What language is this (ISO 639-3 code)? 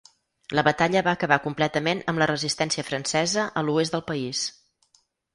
cat